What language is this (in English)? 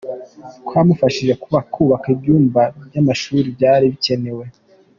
Kinyarwanda